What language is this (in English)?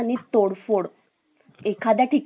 Marathi